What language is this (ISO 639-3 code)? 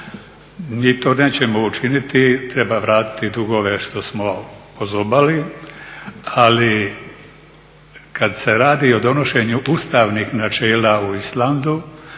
hrv